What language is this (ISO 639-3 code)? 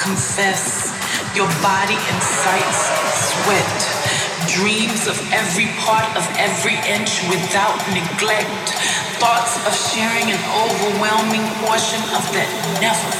eng